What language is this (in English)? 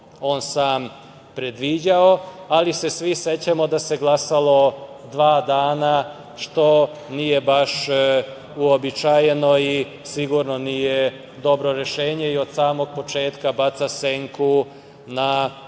Serbian